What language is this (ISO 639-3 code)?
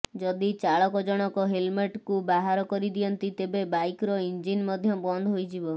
ori